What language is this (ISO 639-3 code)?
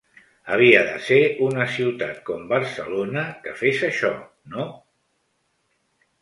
cat